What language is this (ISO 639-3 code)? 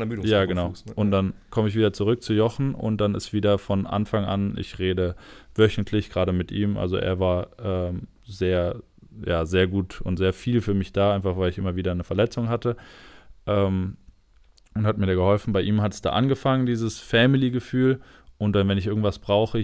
deu